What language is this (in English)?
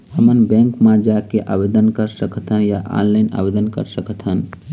Chhattisgarhi